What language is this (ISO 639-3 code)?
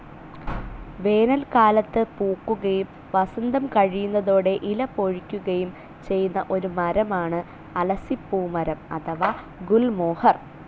mal